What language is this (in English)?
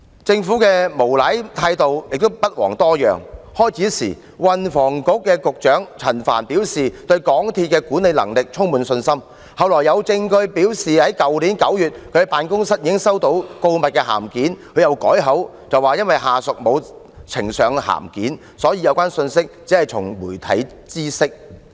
Cantonese